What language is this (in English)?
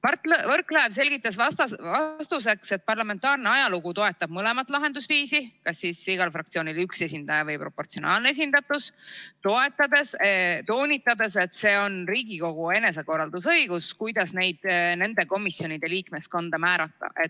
Estonian